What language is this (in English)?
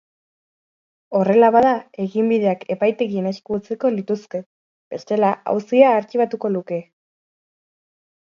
Basque